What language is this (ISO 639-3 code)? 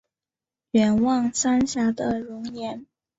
zho